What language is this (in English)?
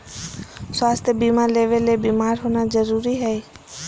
Magahi